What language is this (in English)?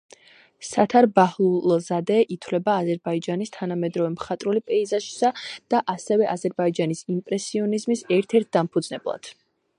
Georgian